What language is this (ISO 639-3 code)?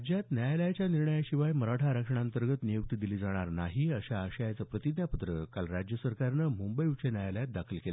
mar